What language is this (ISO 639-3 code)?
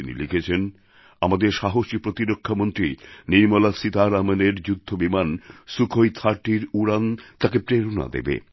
ben